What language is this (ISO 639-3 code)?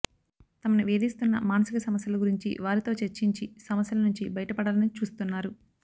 tel